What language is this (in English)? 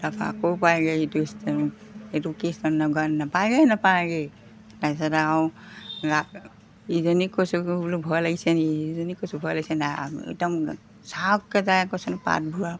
Assamese